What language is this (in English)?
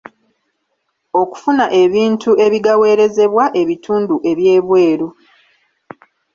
Ganda